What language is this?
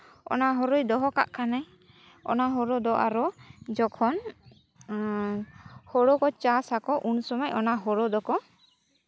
Santali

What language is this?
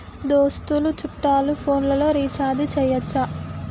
Telugu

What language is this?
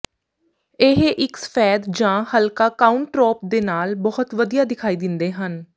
Punjabi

